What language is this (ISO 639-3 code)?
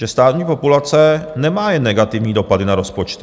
ces